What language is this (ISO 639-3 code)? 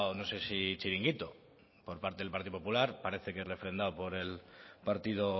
spa